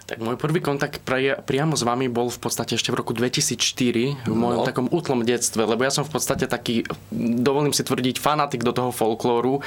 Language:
Slovak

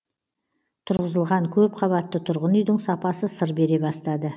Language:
Kazakh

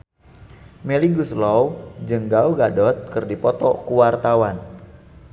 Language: Sundanese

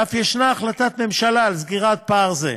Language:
Hebrew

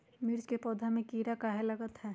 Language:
Magahi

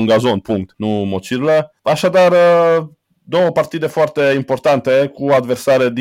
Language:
Romanian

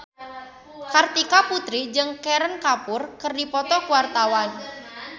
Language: Sundanese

